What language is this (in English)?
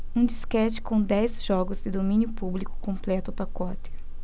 Portuguese